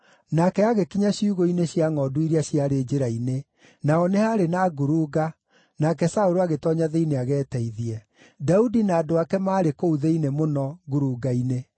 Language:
Kikuyu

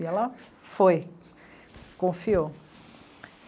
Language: Portuguese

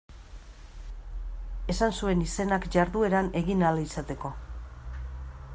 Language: Basque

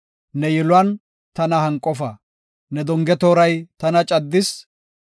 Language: Gofa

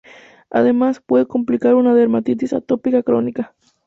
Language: Spanish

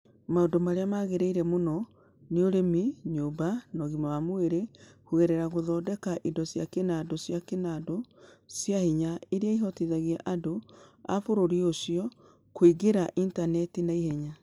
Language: Kikuyu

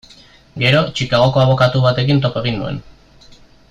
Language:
Basque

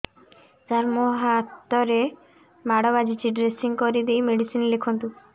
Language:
Odia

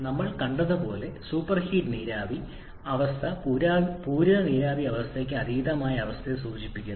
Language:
Malayalam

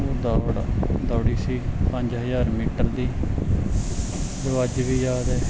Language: Punjabi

